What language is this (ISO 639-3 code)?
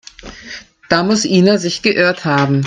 deu